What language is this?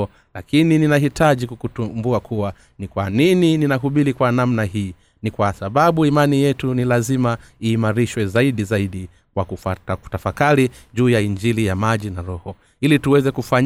Swahili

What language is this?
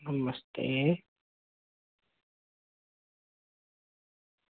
Dogri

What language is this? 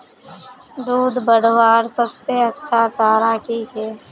Magahi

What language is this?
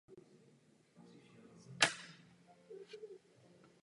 Czech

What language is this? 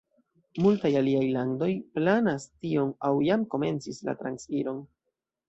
Esperanto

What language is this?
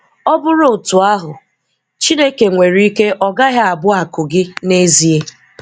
Igbo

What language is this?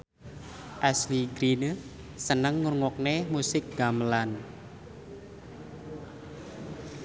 Javanese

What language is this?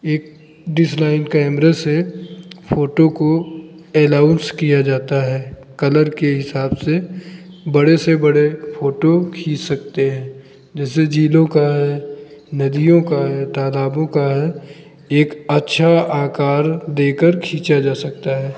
Hindi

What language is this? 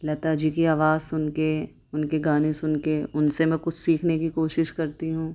Urdu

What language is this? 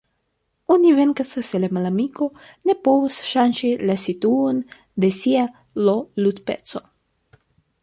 Esperanto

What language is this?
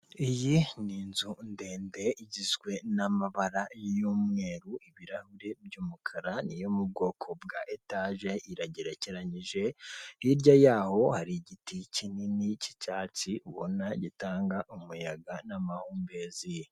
Kinyarwanda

